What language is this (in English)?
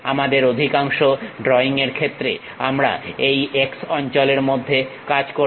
Bangla